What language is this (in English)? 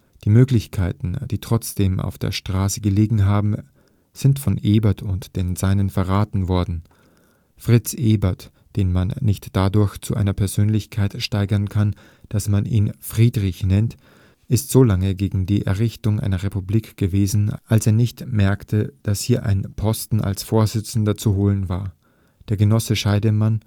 German